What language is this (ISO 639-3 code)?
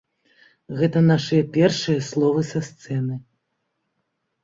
bel